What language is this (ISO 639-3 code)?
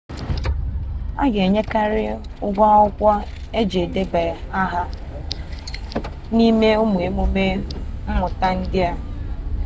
ibo